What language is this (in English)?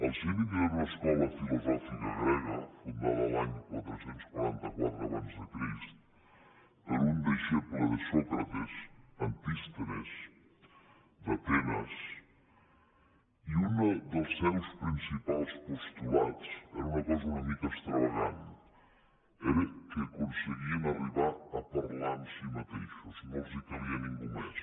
Catalan